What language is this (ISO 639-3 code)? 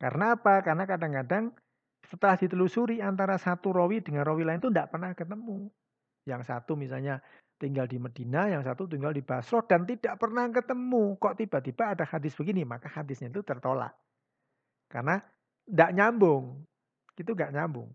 ind